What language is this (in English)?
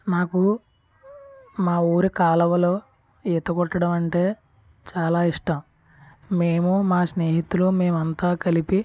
Telugu